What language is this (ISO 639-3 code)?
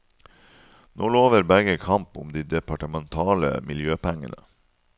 nor